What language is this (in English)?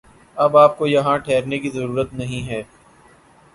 Urdu